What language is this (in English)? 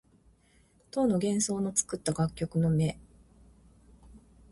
Japanese